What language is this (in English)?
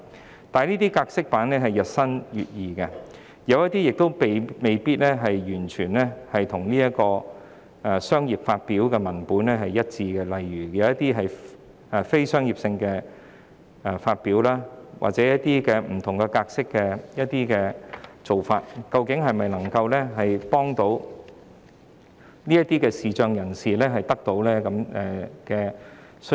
Cantonese